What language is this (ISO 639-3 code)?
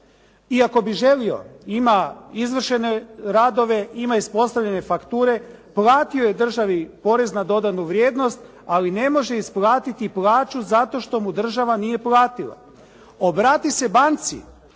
hrv